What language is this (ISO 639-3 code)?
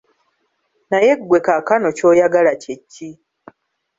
lug